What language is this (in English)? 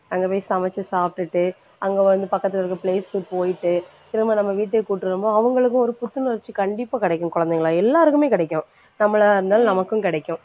Tamil